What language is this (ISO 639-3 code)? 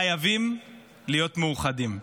heb